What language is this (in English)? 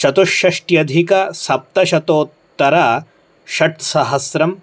Sanskrit